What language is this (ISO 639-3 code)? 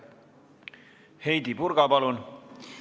est